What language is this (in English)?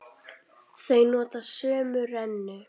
Icelandic